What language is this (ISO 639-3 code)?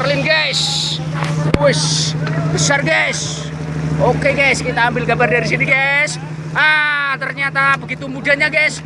ind